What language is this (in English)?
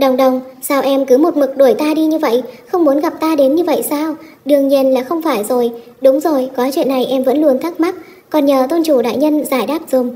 Vietnamese